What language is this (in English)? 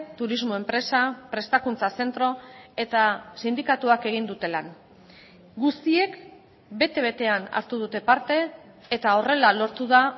Basque